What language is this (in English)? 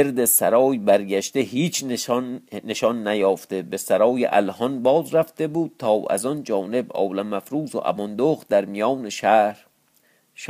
Persian